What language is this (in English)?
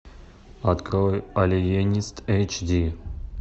Russian